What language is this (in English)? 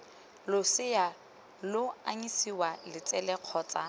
Tswana